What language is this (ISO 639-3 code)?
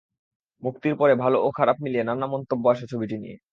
ben